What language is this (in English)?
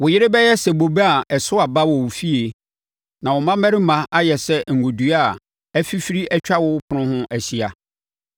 Akan